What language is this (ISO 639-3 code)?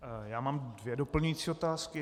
ces